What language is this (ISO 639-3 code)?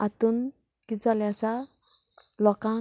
kok